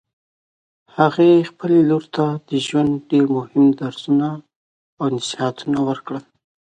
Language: Pashto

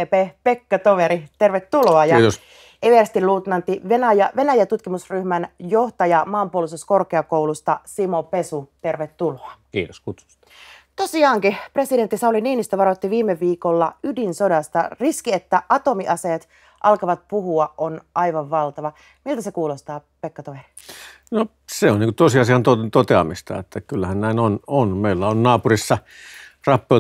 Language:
Finnish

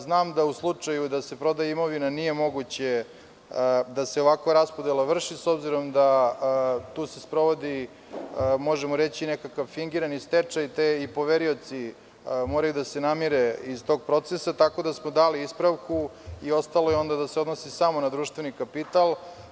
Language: Serbian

